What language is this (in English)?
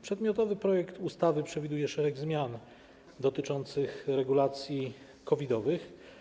Polish